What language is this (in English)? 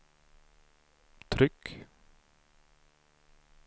Swedish